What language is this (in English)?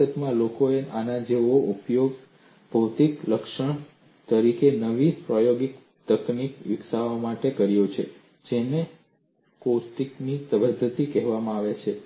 Gujarati